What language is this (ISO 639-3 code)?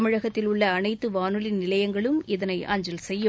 tam